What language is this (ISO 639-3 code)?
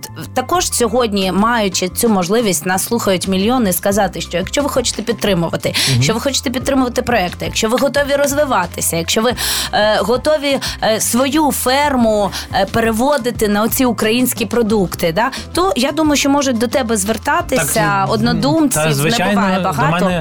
ukr